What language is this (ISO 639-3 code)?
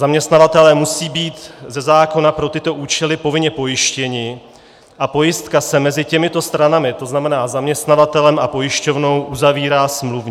ces